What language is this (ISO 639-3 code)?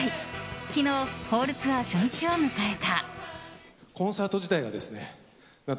jpn